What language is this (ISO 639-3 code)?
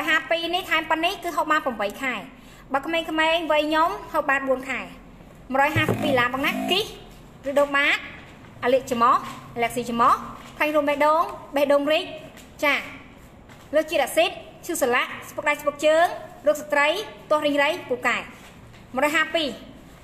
tha